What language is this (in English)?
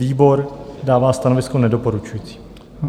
Czech